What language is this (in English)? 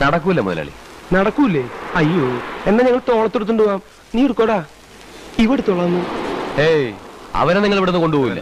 Malayalam